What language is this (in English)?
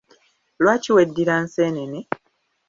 Ganda